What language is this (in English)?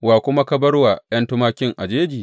Hausa